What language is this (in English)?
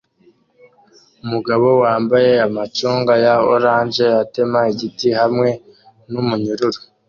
Kinyarwanda